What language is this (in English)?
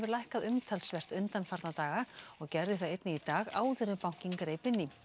Icelandic